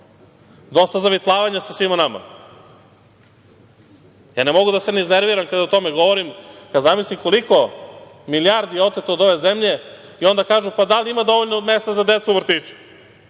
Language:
Serbian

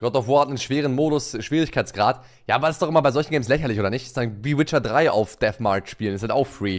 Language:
German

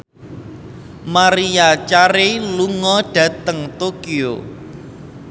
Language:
Javanese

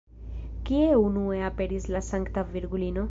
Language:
Esperanto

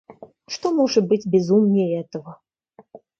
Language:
Russian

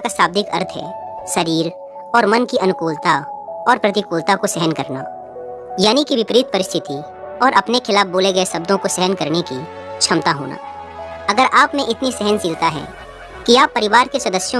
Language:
Hindi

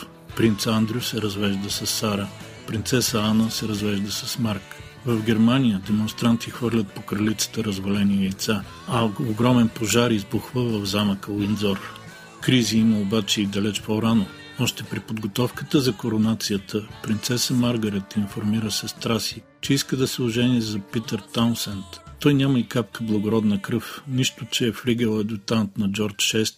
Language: Bulgarian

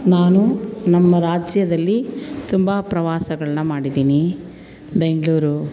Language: Kannada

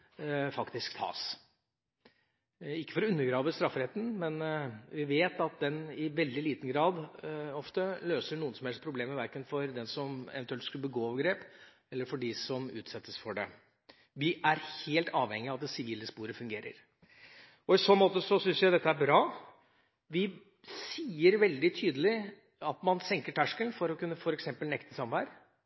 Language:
Norwegian Bokmål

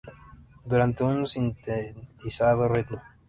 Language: Spanish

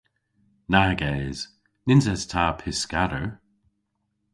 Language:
Cornish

